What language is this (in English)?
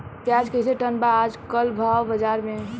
Bhojpuri